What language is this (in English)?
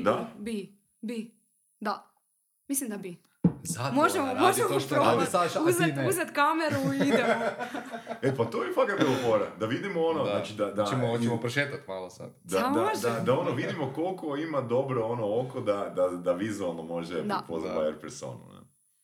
Croatian